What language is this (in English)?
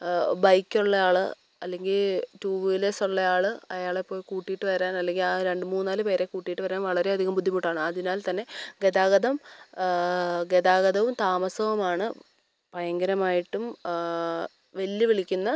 Malayalam